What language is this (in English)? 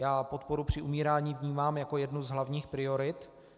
Czech